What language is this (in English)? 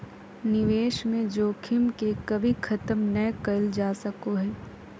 Magahi